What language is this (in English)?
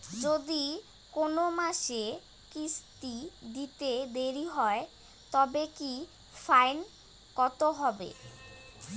Bangla